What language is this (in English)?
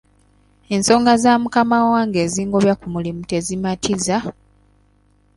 Ganda